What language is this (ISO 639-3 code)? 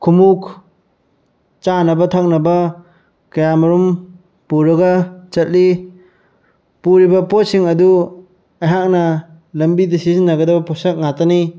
mni